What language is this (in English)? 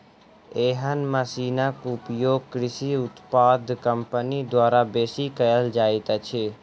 Maithili